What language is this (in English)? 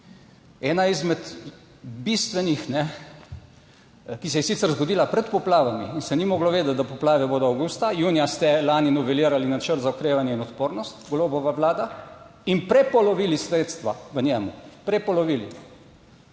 Slovenian